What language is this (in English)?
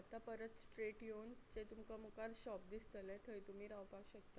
Konkani